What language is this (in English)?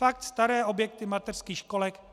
Czech